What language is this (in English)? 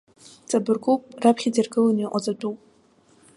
Abkhazian